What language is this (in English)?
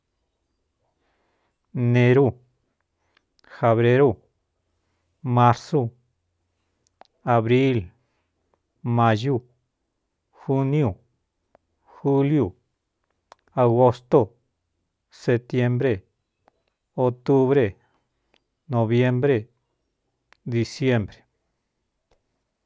Cuyamecalco Mixtec